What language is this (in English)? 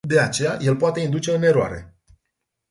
Romanian